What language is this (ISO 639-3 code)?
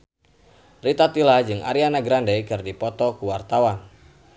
sun